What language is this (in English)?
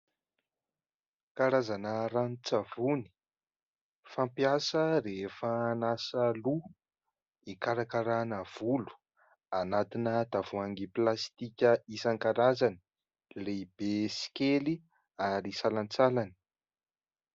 Malagasy